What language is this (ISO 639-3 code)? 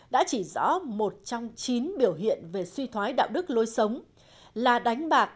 vie